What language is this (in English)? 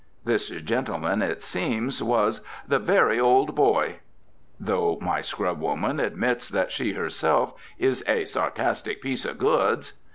English